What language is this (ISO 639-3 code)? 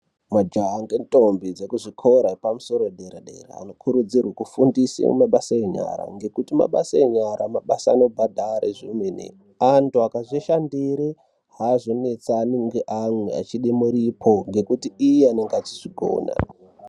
ndc